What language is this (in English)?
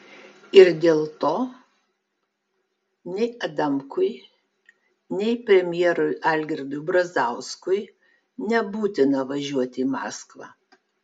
Lithuanian